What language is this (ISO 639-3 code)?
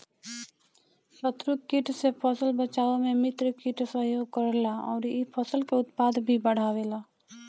bho